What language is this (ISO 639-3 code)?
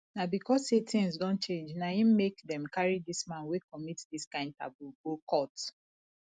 pcm